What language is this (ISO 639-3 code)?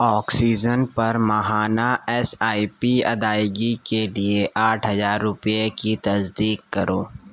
urd